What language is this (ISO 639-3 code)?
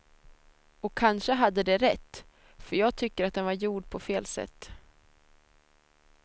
swe